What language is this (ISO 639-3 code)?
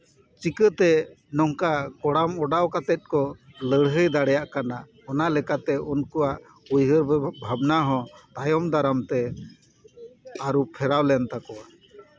sat